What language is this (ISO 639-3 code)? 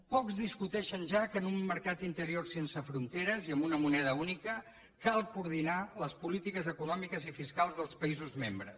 cat